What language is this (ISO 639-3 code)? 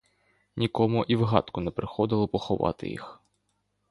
ukr